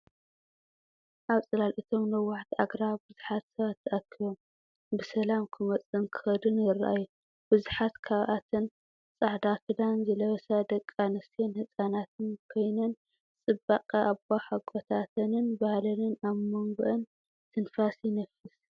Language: Tigrinya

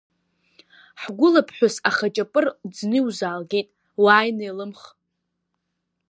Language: Abkhazian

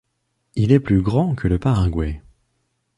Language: French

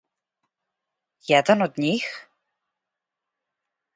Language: Serbian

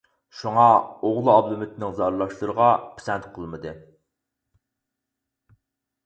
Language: Uyghur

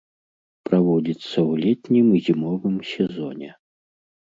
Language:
Belarusian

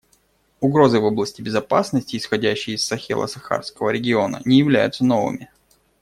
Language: Russian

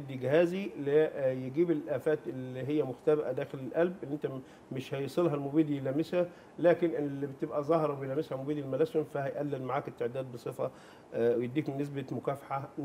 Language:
Arabic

